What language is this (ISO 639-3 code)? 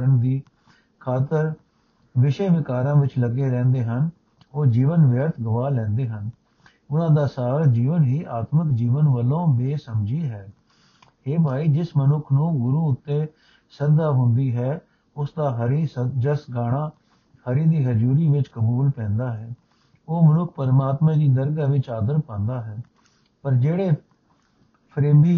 pan